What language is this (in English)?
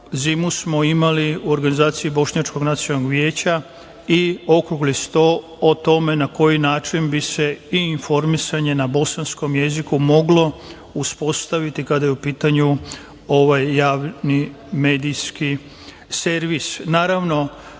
Serbian